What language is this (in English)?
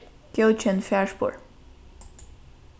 Faroese